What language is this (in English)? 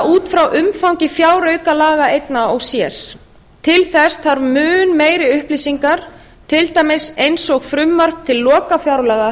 Icelandic